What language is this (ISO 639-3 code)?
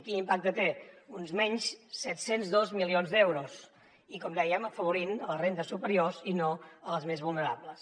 cat